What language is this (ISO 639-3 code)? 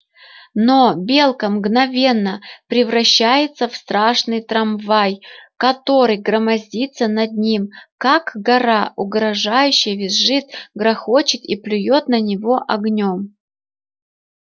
rus